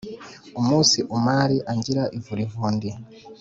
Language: Kinyarwanda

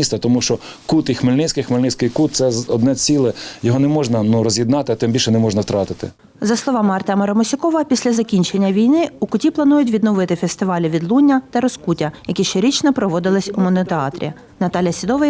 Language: Ukrainian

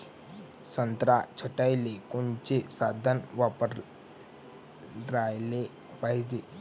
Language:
Marathi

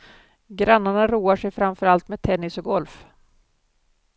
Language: Swedish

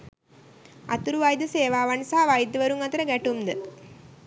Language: Sinhala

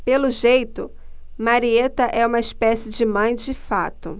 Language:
Portuguese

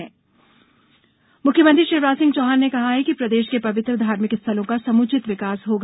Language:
Hindi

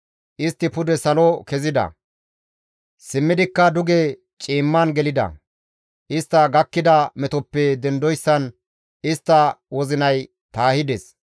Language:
Gamo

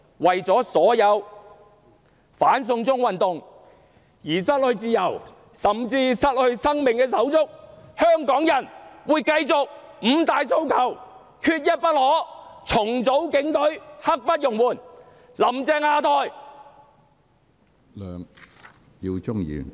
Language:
Cantonese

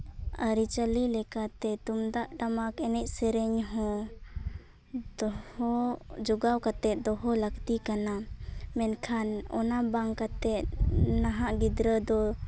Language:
Santali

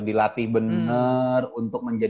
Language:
Indonesian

